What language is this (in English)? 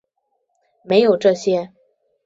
Chinese